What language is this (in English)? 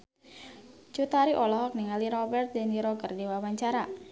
Sundanese